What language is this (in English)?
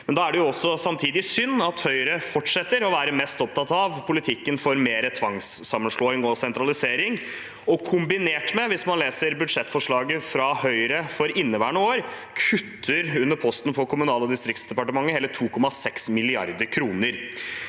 Norwegian